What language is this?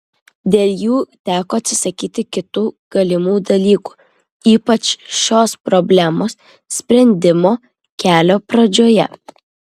Lithuanian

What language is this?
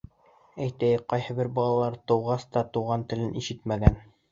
Bashkir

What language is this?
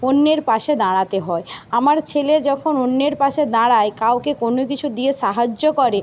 Bangla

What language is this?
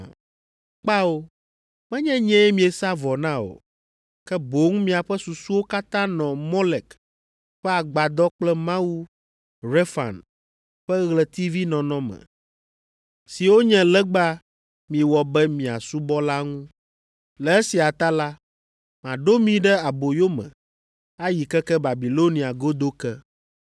Ewe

